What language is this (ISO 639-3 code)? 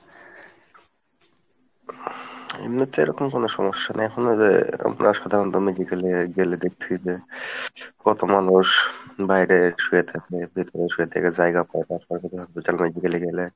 ben